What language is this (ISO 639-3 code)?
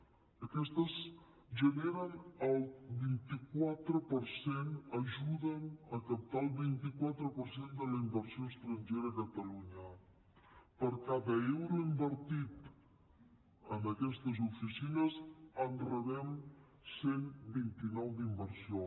cat